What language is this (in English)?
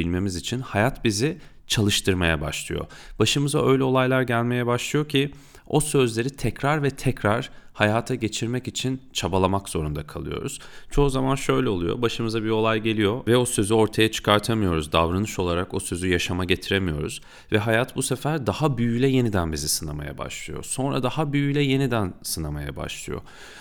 Turkish